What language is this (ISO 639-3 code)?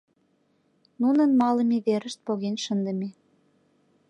chm